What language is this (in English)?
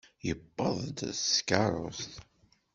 Kabyle